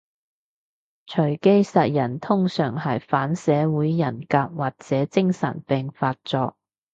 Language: Cantonese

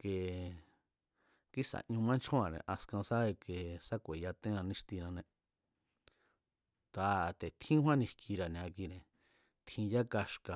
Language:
Mazatlán Mazatec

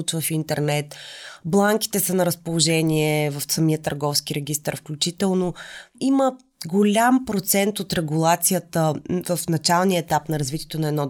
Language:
Bulgarian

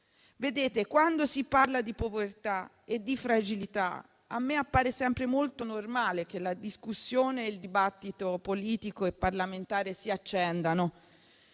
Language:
Italian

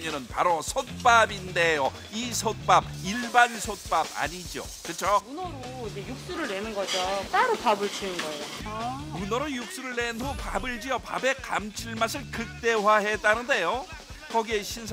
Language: Korean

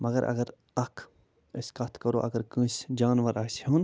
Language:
Kashmiri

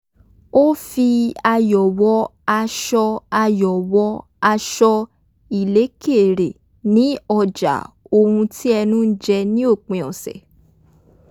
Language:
Yoruba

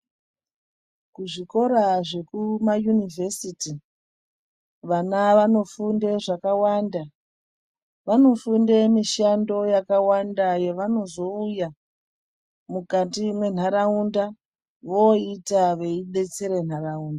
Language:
Ndau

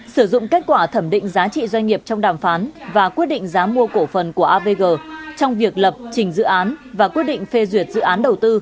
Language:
Vietnamese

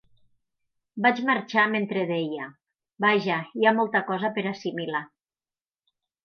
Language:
Catalan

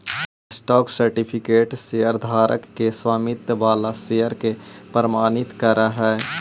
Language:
Magahi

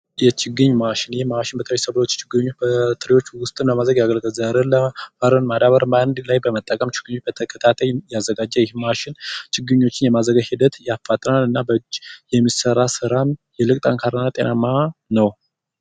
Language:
Amharic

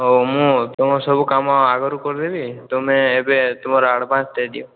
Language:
Odia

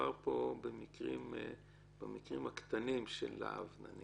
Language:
Hebrew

